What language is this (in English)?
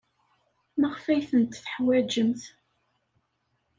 Kabyle